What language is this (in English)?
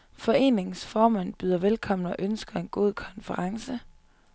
Danish